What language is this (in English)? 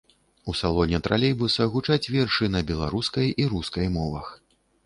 Belarusian